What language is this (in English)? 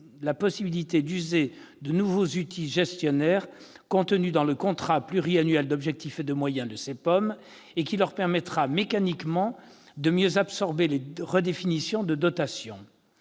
French